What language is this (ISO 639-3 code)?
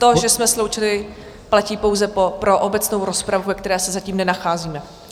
ces